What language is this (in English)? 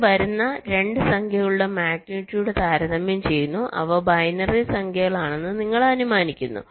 Malayalam